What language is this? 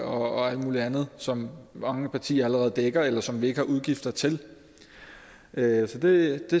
Danish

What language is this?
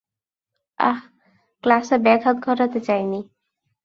Bangla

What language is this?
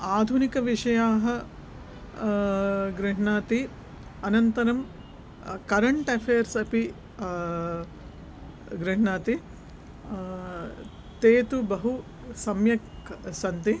Sanskrit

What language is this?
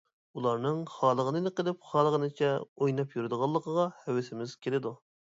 Uyghur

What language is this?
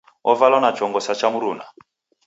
Taita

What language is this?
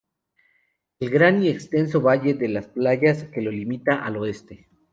Spanish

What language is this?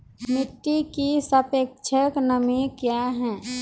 Maithili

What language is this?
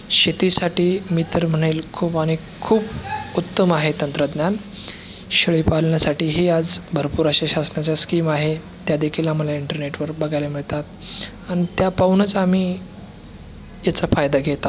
Marathi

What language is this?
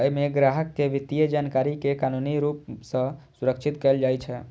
Maithili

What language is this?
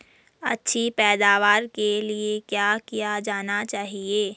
Hindi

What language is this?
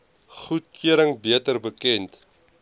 Afrikaans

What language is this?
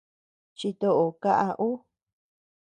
Tepeuxila Cuicatec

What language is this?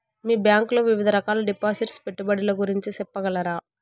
Telugu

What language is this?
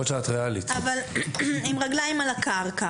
Hebrew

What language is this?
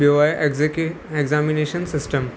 Sindhi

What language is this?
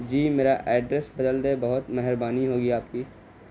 Urdu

